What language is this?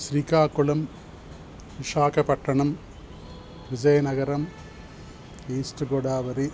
Sanskrit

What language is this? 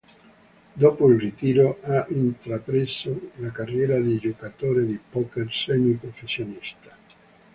Italian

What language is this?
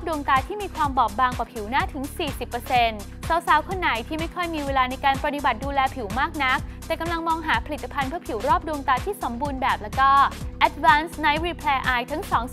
Thai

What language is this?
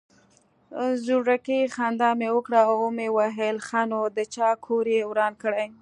Pashto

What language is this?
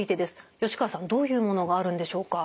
Japanese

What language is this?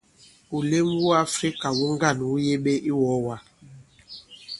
Bankon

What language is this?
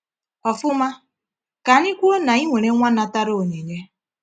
Igbo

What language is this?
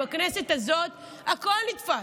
Hebrew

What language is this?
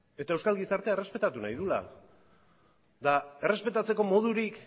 Basque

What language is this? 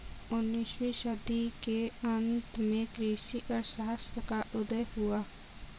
Hindi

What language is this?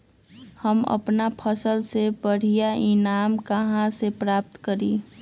Magahi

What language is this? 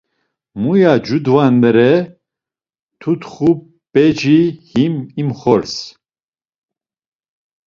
Laz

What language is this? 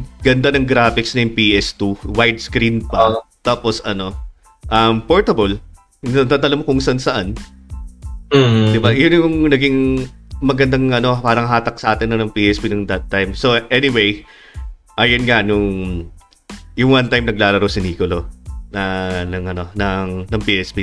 Filipino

